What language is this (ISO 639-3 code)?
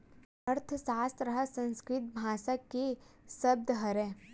hne